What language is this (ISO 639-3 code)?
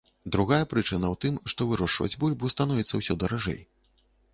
bel